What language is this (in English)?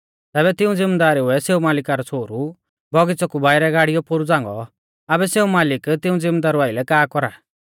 Mahasu Pahari